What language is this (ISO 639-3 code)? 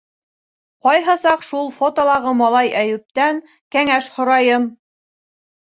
bak